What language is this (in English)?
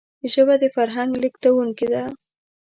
Pashto